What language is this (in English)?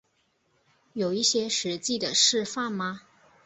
Chinese